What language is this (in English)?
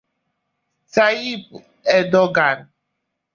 Igbo